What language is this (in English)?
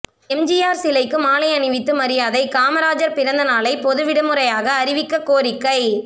Tamil